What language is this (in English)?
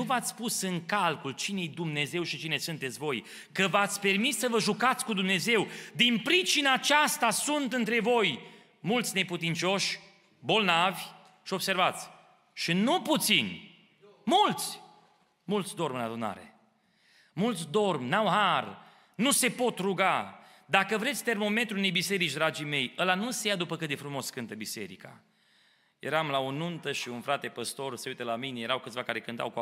Romanian